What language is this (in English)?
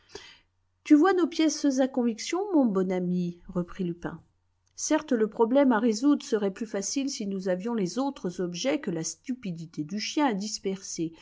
French